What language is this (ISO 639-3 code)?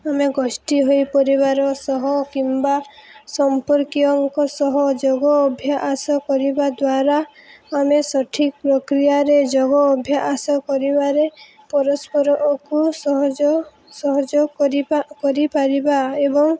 ori